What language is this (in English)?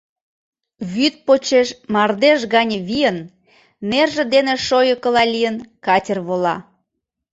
Mari